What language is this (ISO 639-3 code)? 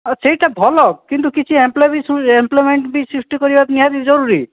ori